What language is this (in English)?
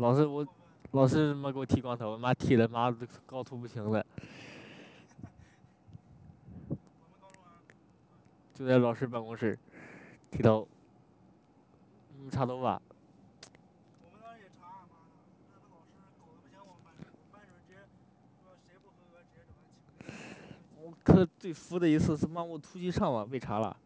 Chinese